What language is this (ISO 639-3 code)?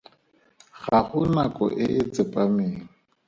tsn